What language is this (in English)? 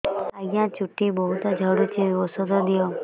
Odia